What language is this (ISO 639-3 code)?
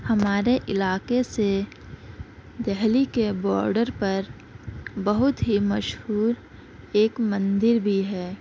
urd